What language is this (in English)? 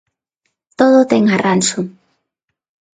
Galician